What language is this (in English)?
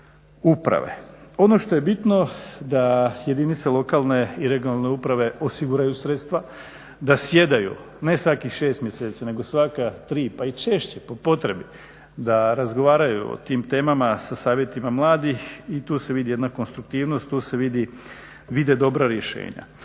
Croatian